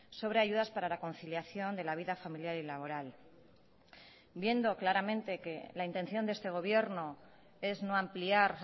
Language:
Spanish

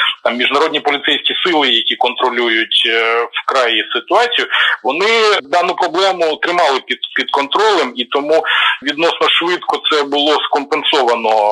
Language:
Ukrainian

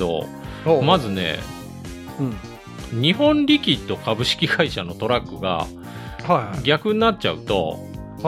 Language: Japanese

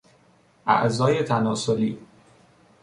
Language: Persian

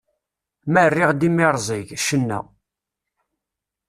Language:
Kabyle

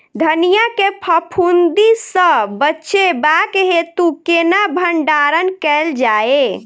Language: Maithili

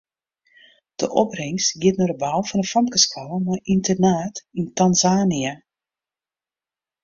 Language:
Western Frisian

